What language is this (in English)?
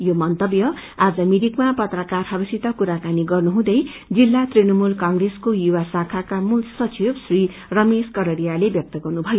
Nepali